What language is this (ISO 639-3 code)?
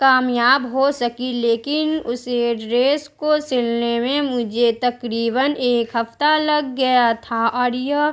urd